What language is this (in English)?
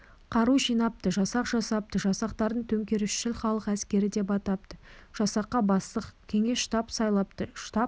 Kazakh